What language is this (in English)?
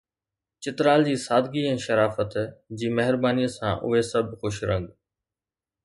Sindhi